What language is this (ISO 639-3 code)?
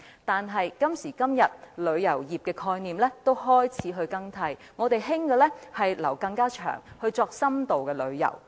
yue